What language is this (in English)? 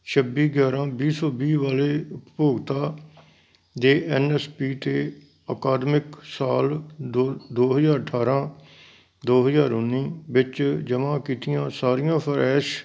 Punjabi